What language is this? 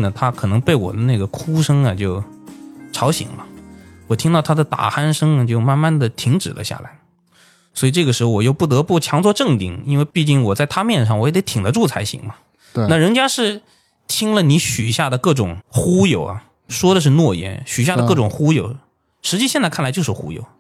Chinese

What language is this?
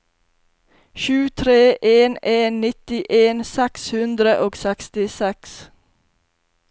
Norwegian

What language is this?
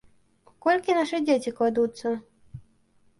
Belarusian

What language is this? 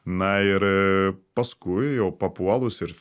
Lithuanian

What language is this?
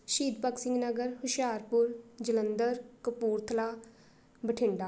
Punjabi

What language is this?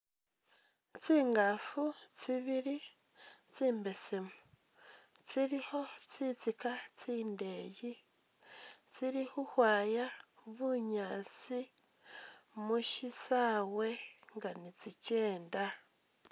Masaaba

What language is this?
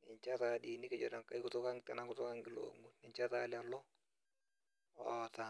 Masai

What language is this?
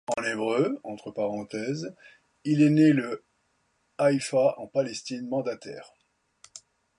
French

